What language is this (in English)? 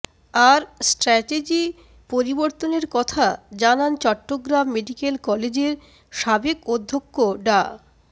Bangla